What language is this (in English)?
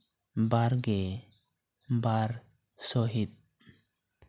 Santali